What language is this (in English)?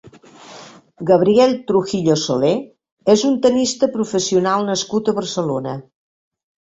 Catalan